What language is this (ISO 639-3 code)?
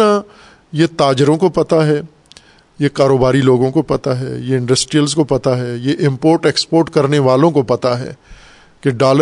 urd